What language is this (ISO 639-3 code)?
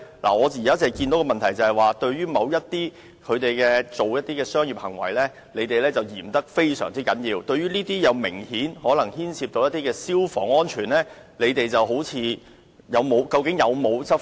yue